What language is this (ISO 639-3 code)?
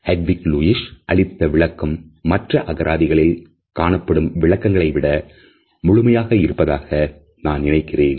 tam